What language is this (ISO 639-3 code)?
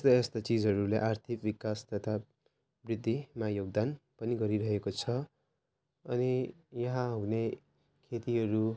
nep